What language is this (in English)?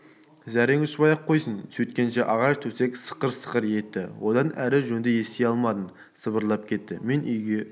Kazakh